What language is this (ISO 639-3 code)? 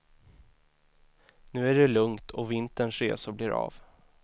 swe